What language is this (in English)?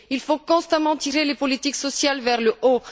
French